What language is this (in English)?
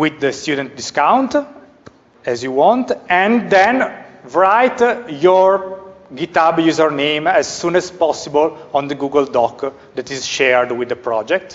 English